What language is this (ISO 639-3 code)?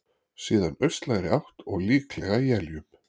isl